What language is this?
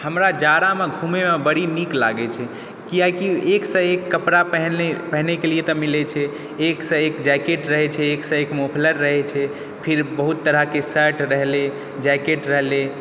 Maithili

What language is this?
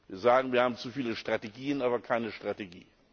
German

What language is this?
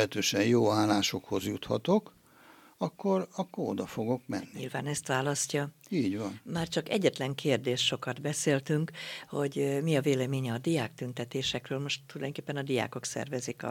Hungarian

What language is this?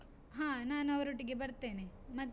Kannada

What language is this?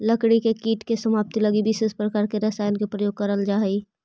Magahi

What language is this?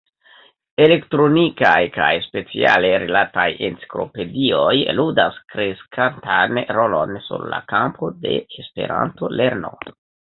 Esperanto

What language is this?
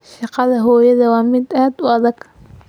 Somali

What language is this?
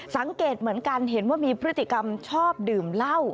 Thai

